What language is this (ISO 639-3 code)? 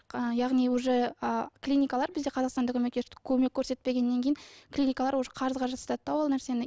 kaz